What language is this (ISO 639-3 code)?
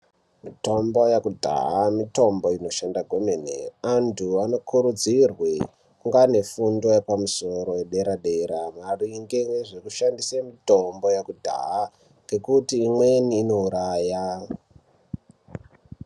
ndc